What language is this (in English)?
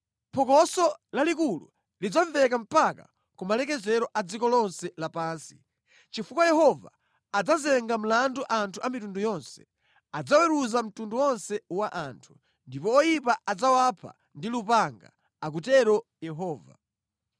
Nyanja